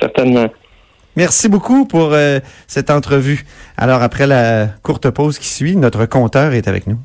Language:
French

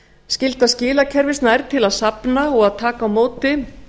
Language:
Icelandic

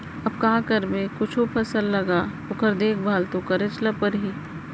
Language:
Chhattisgarhi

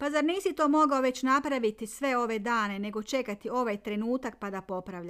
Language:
Croatian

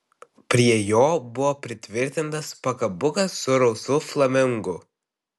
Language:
Lithuanian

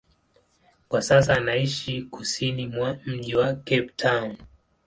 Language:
Swahili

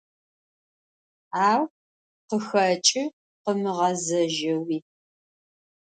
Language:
Adyghe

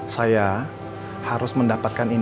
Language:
Indonesian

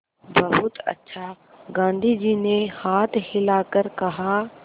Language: Hindi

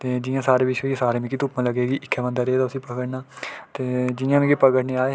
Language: Dogri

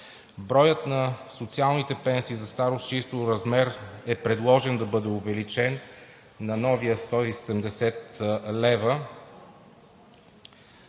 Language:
Bulgarian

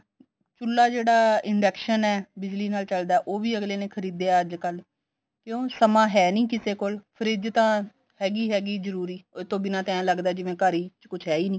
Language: Punjabi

